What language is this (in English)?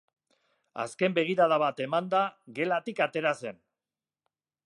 Basque